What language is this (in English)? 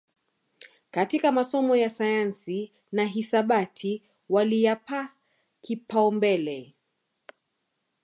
Swahili